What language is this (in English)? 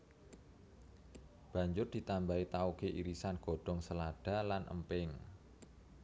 Javanese